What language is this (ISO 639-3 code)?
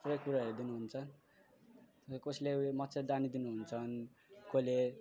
nep